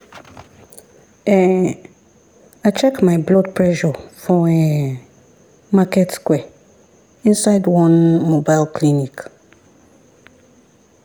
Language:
Nigerian Pidgin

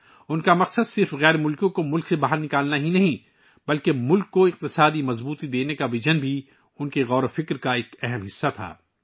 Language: Urdu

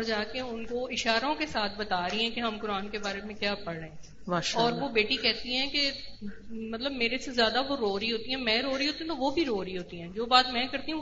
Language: Urdu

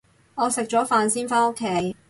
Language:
Cantonese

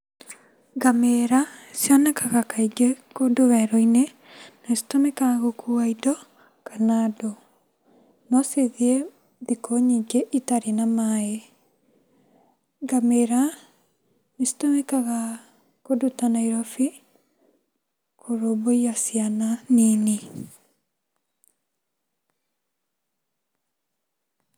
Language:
Kikuyu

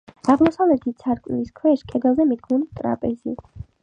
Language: Georgian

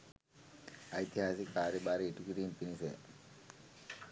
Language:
Sinhala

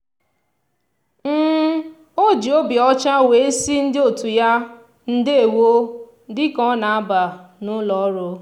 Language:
Igbo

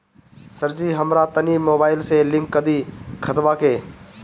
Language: Bhojpuri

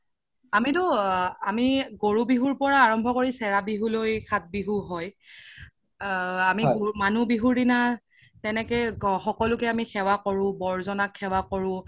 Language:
Assamese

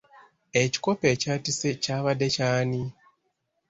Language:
Ganda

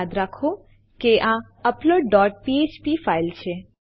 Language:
Gujarati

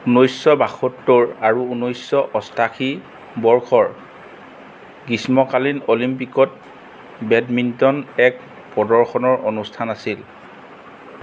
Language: Assamese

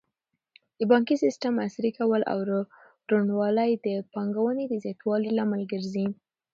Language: Pashto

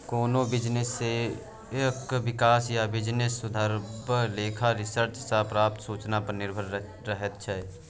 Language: Maithili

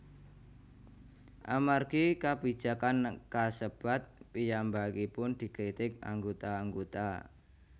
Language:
Javanese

